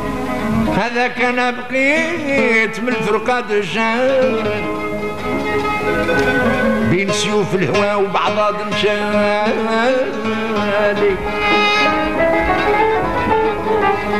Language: Arabic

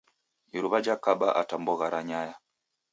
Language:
Taita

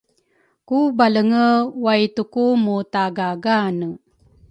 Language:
Rukai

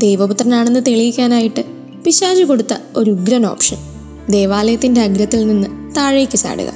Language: Malayalam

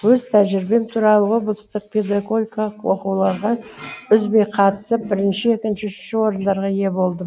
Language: Kazakh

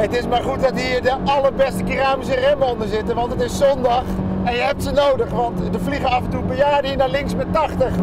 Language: Dutch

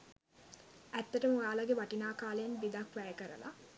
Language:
Sinhala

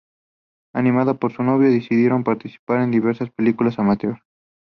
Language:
Spanish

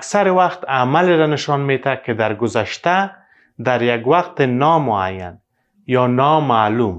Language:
Persian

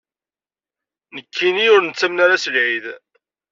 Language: Kabyle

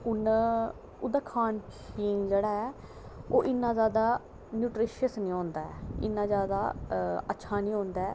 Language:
Dogri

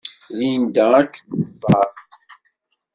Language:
Kabyle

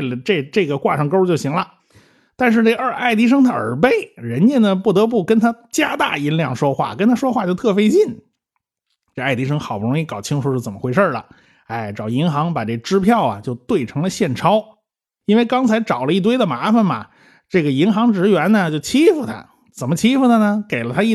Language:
Chinese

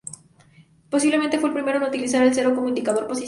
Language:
Spanish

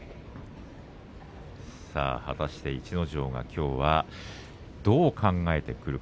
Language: Japanese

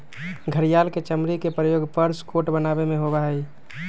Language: Magahi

